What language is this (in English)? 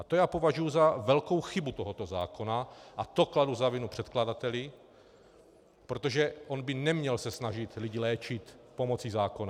Czech